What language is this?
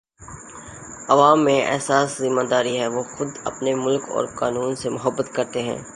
Urdu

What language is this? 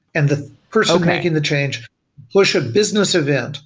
English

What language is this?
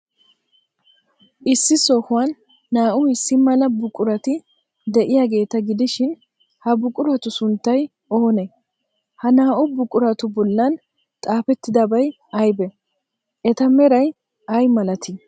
Wolaytta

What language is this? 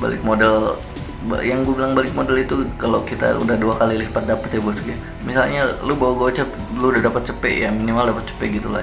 Indonesian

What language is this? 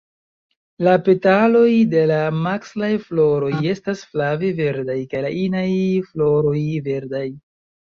Esperanto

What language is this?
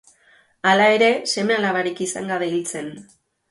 Basque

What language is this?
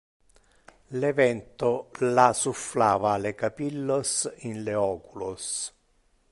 Interlingua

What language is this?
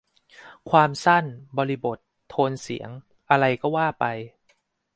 Thai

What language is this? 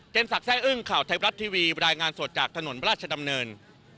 Thai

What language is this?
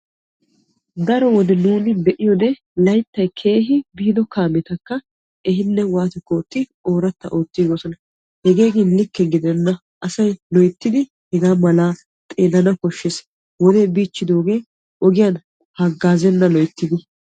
Wolaytta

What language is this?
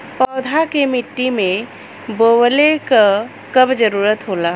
Bhojpuri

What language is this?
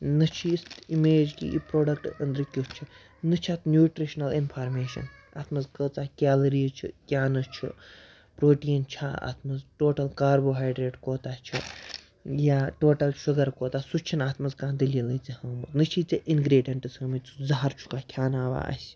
Kashmiri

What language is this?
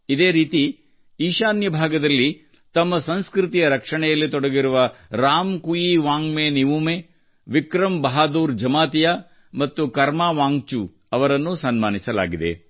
Kannada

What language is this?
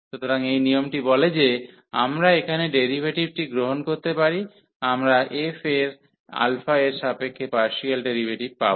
Bangla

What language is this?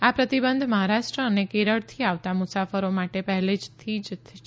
Gujarati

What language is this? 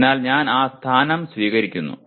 Malayalam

